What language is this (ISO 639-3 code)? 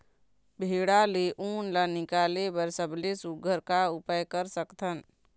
hne